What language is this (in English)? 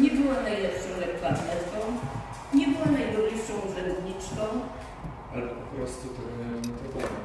Polish